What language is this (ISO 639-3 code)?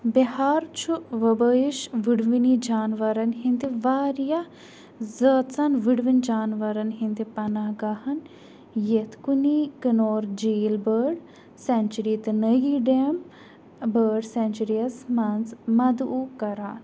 kas